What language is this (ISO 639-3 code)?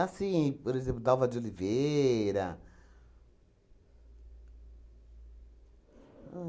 por